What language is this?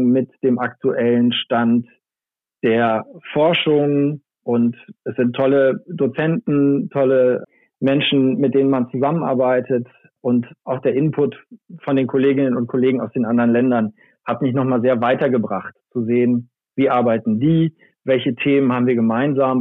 German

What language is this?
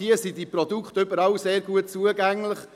Swiss German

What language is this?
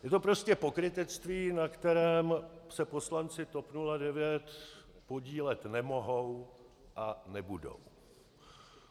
Czech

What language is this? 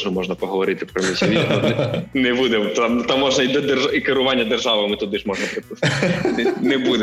Ukrainian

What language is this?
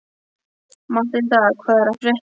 Icelandic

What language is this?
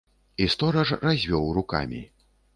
Belarusian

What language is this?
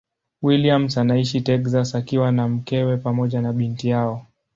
Swahili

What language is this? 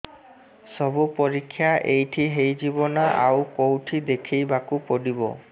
Odia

